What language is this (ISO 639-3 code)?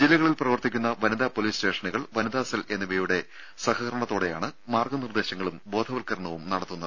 mal